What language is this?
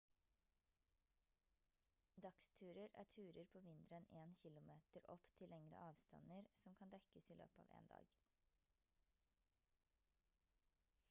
Norwegian Bokmål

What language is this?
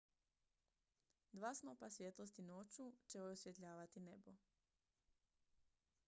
Croatian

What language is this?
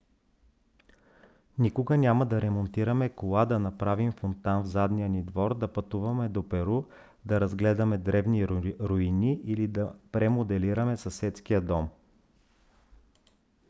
Bulgarian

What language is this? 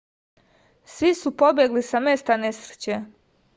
Serbian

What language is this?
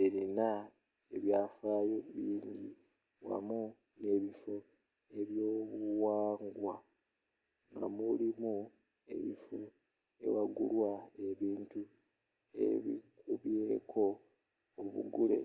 Ganda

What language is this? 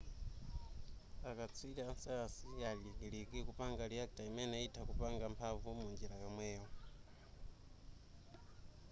Nyanja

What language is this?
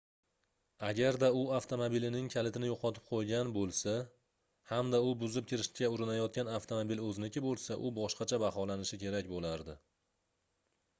Uzbek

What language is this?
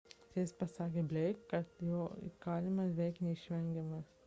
Lithuanian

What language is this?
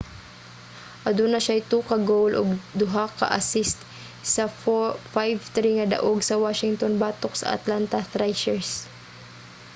Cebuano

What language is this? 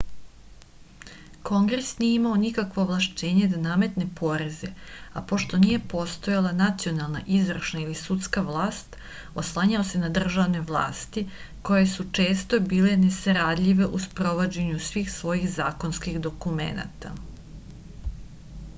Serbian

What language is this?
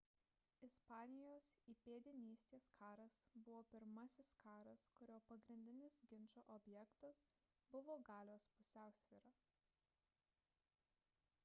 Lithuanian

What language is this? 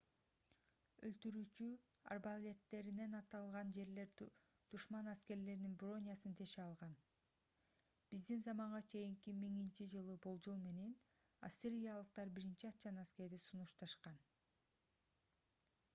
Kyrgyz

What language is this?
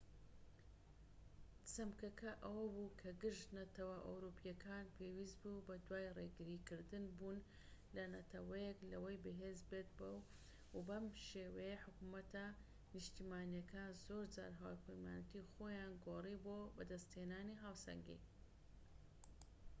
Central Kurdish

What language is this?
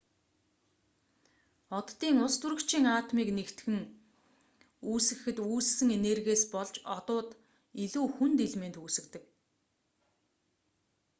Mongolian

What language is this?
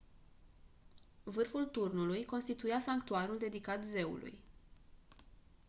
Romanian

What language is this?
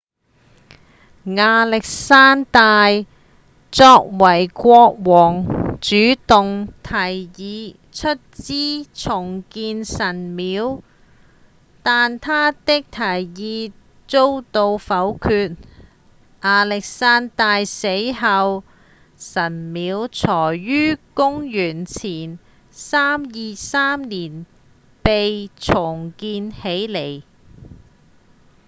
Cantonese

